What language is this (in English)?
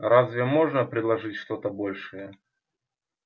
Russian